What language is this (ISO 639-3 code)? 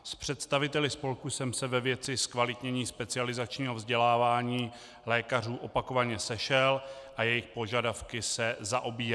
ces